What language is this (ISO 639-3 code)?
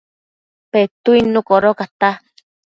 mcf